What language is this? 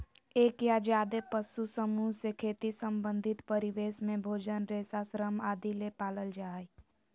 Magahi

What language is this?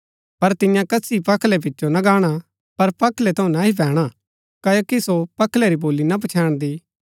Gaddi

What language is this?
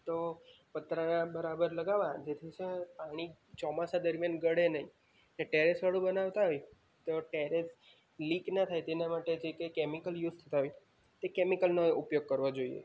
Gujarati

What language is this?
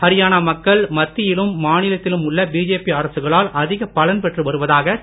Tamil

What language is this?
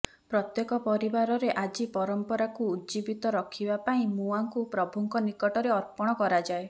Odia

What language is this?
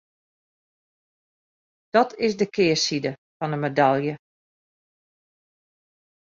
Western Frisian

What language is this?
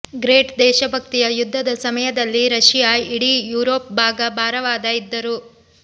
Kannada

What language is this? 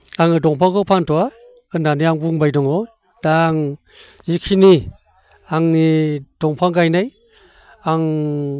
Bodo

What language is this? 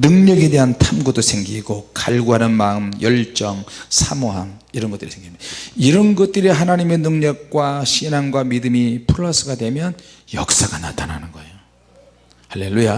Korean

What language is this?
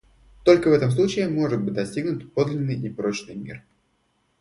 Russian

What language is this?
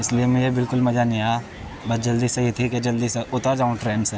Urdu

